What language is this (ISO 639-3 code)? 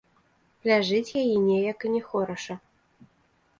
bel